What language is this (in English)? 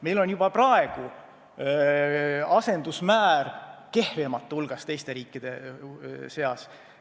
Estonian